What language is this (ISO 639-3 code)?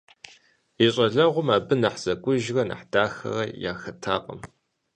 kbd